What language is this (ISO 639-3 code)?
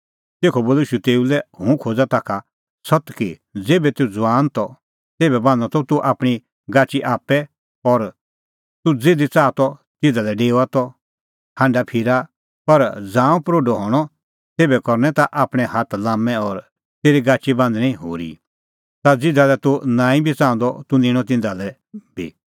kfx